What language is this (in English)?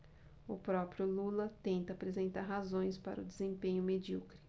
Portuguese